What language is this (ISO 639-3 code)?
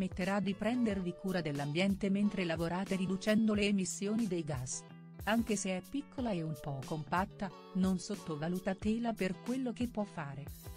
ita